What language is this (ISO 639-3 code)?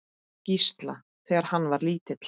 isl